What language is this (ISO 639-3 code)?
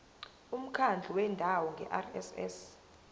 zul